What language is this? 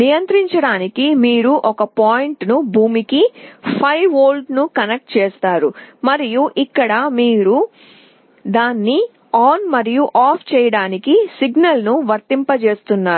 Telugu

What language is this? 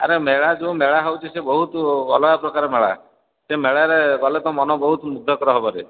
Odia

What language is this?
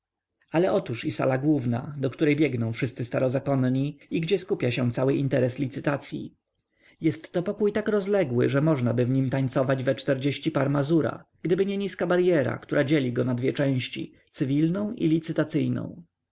Polish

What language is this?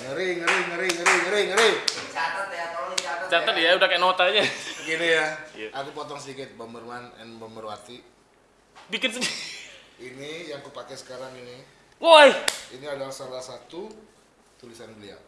Indonesian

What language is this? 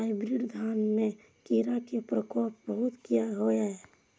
Maithili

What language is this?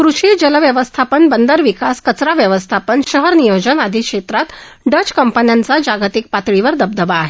Marathi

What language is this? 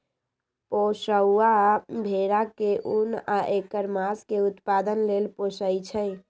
Magahi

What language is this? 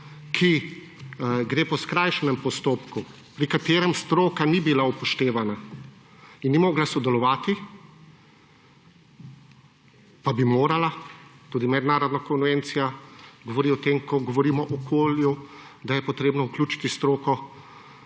Slovenian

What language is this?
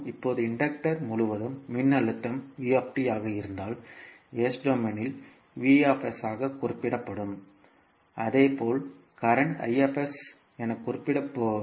Tamil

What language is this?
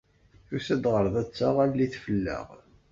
Kabyle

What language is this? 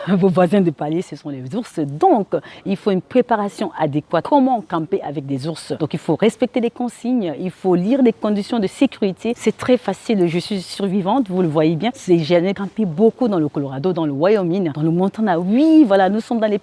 French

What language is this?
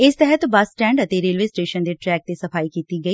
Punjabi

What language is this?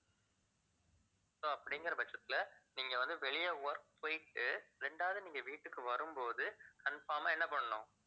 Tamil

